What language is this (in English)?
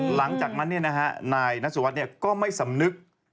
Thai